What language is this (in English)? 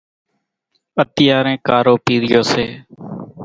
Kachi Koli